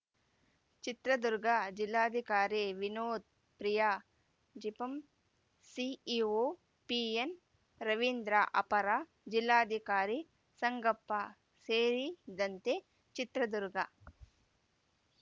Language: Kannada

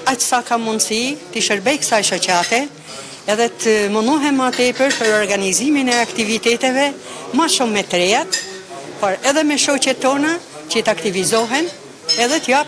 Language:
Romanian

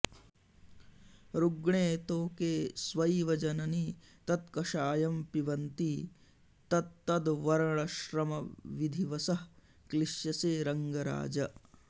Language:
Sanskrit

